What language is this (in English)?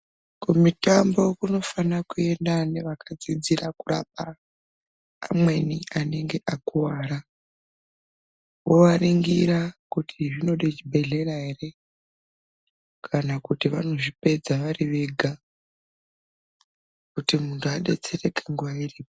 Ndau